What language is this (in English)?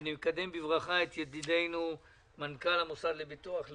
Hebrew